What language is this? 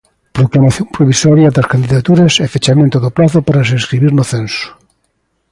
Galician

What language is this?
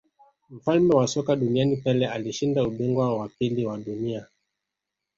Swahili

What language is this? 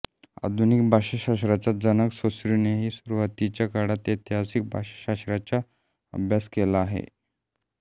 Marathi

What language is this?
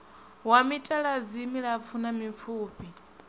Venda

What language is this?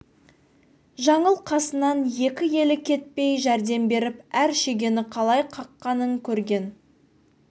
Kazakh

